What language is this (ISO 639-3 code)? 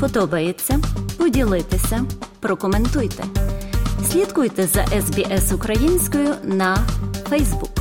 ukr